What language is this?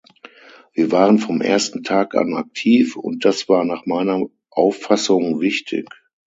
German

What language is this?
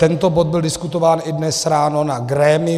Czech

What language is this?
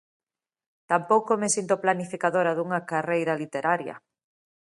Galician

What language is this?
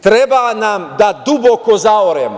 Serbian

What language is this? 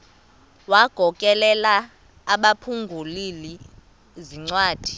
Xhosa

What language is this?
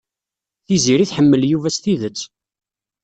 Kabyle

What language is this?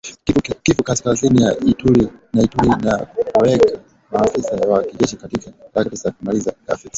Swahili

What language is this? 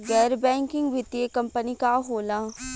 Bhojpuri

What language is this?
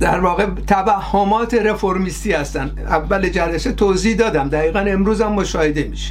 Persian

